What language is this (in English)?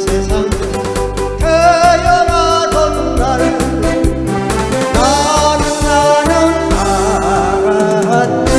Korean